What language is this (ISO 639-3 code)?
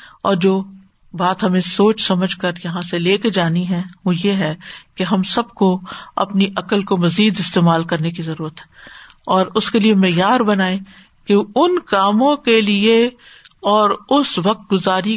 urd